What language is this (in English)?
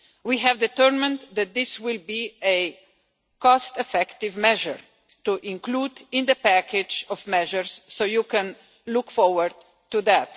English